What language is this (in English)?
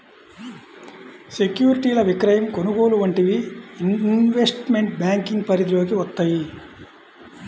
Telugu